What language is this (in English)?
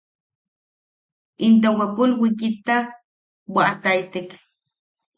Yaqui